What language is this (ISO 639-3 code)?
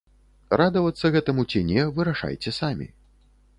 bel